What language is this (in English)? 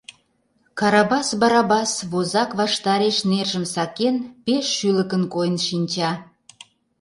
Mari